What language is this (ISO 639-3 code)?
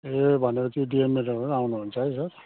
nep